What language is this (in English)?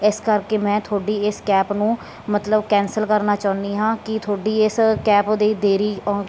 Punjabi